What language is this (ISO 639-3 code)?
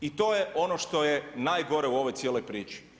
hrv